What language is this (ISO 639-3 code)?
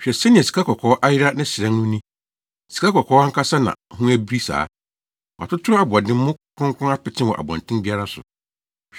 aka